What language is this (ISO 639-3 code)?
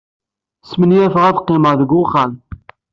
kab